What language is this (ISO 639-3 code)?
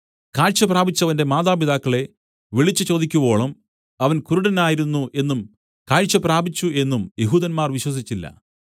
mal